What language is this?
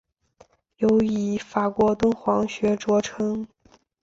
Chinese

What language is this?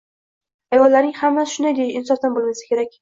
Uzbek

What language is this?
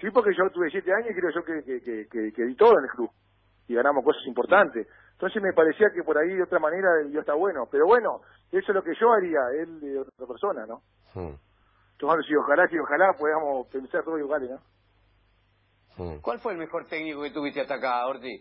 Spanish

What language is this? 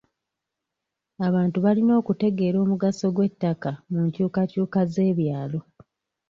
Ganda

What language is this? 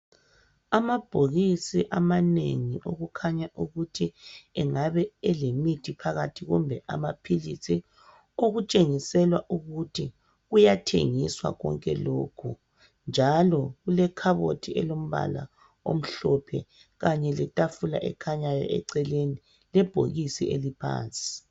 North Ndebele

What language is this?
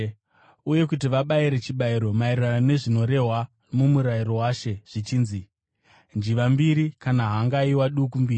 Shona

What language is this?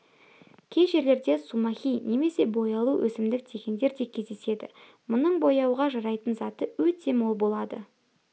Kazakh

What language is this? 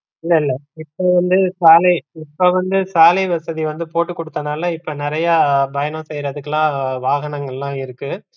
Tamil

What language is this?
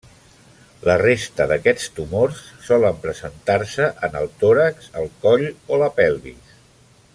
Catalan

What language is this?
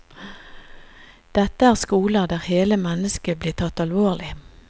Norwegian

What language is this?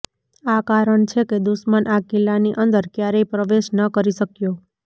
Gujarati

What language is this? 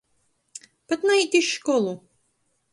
Latgalian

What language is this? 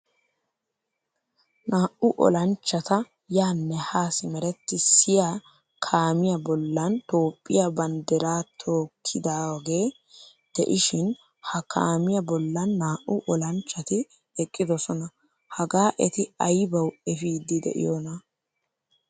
Wolaytta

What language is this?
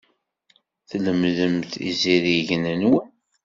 Kabyle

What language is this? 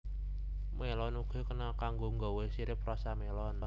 Javanese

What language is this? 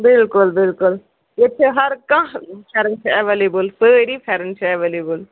Kashmiri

